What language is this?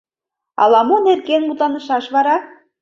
Mari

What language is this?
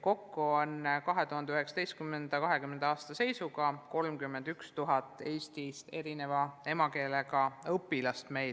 Estonian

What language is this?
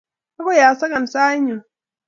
Kalenjin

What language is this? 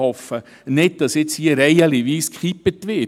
Swiss German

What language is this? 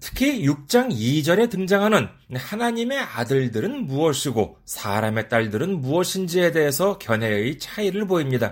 Korean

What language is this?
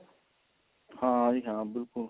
Punjabi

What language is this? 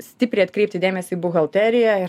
Lithuanian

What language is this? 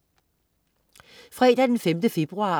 Danish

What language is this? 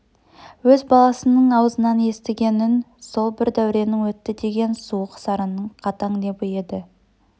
Kazakh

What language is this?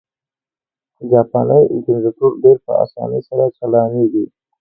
Pashto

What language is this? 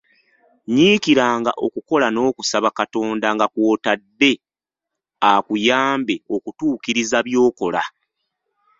Ganda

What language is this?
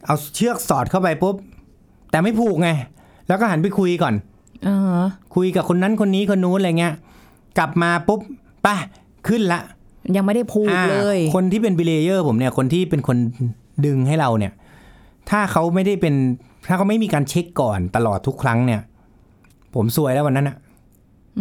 Thai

